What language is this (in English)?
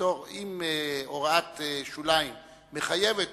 Hebrew